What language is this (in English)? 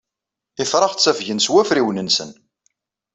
Kabyle